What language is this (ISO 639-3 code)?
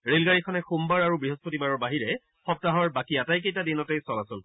asm